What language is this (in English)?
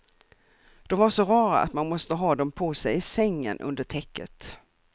Swedish